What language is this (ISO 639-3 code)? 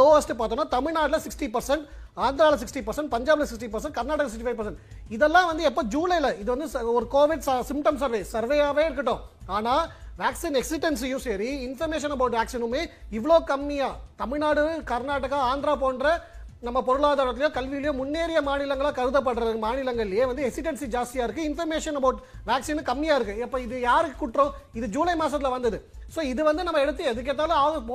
tam